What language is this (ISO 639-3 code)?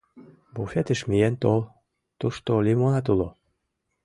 chm